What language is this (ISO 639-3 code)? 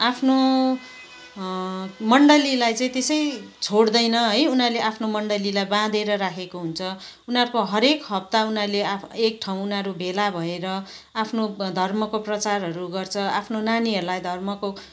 nep